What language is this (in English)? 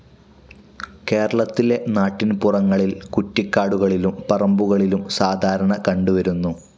Malayalam